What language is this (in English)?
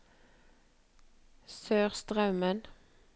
Norwegian